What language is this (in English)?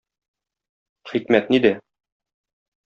Tatar